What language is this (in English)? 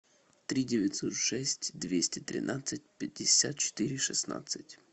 Russian